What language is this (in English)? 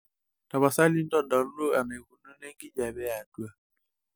Masai